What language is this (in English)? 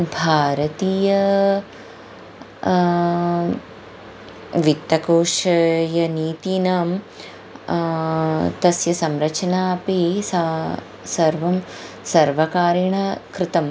Sanskrit